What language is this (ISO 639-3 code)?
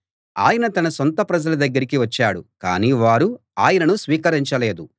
tel